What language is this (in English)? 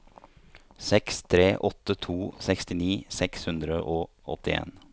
Norwegian